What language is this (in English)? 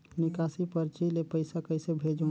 Chhattisgarhi